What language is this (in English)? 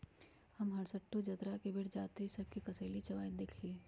Magahi